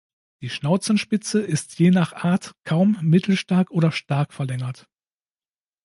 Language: German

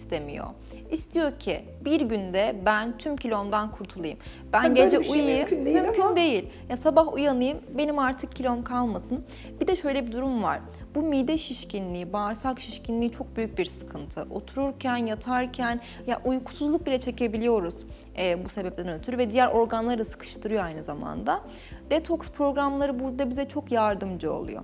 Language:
Turkish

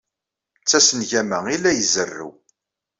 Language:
Kabyle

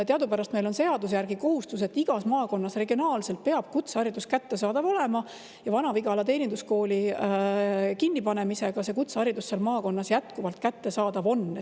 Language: Estonian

